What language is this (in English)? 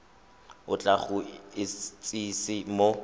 Tswana